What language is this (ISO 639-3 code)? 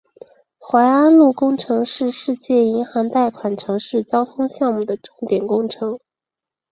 zho